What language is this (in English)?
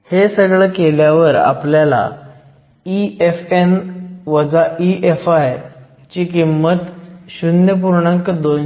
Marathi